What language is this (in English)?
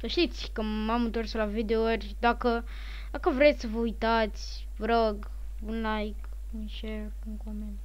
Romanian